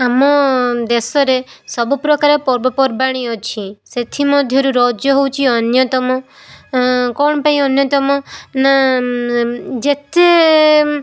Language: Odia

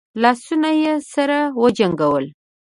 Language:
Pashto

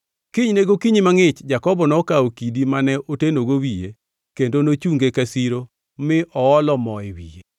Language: Luo (Kenya and Tanzania)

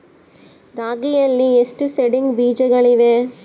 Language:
Kannada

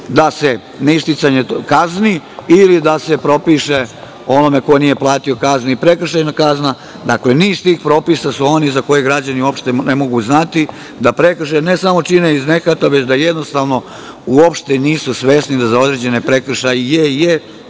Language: Serbian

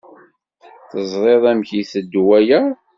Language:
Kabyle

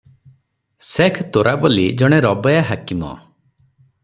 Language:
Odia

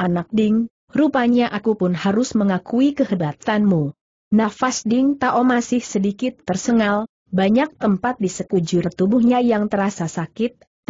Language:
Indonesian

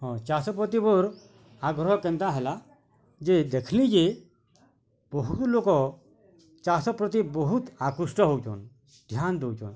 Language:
Odia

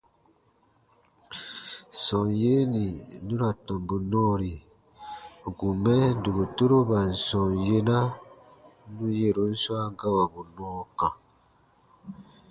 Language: Baatonum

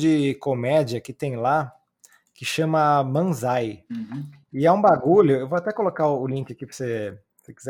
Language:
Portuguese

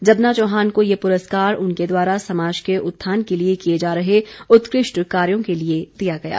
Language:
Hindi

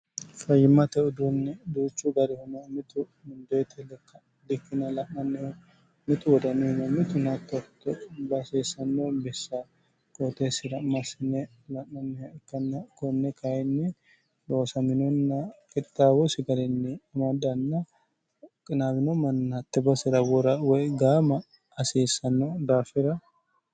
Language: Sidamo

